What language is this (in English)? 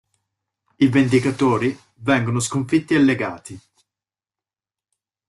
Italian